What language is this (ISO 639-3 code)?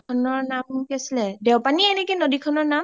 asm